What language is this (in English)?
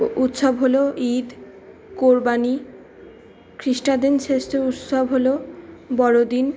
Bangla